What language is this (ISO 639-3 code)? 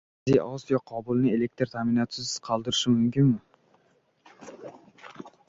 uzb